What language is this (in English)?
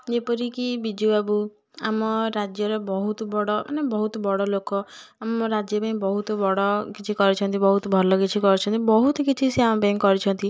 Odia